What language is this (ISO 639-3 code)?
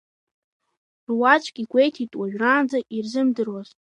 abk